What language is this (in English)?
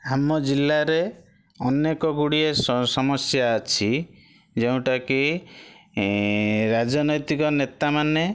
Odia